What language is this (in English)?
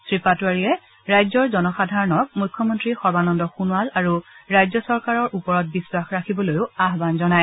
Assamese